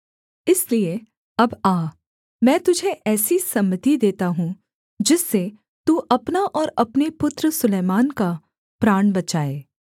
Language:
Hindi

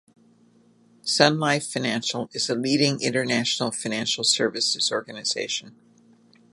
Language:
English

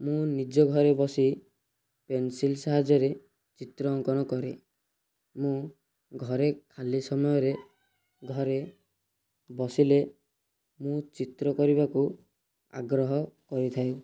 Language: Odia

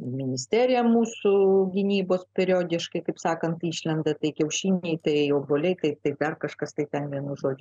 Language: Lithuanian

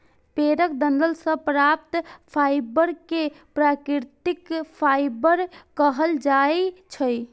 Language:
Maithili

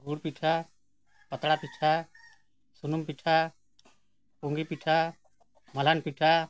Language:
Santali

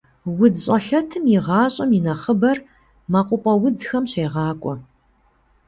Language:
Kabardian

